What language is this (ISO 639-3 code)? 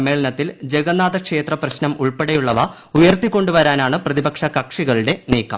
mal